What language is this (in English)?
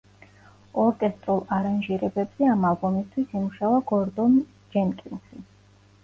Georgian